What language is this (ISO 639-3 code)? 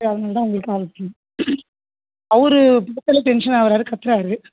tam